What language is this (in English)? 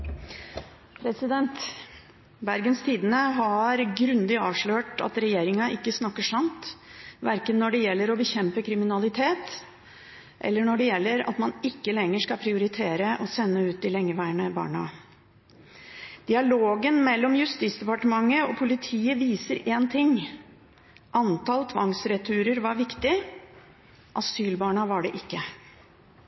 Norwegian Bokmål